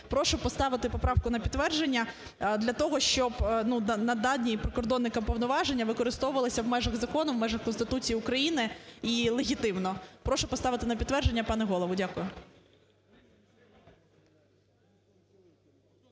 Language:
Ukrainian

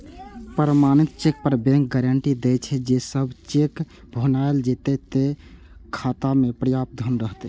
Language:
Maithili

